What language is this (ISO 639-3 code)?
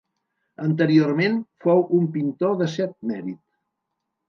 cat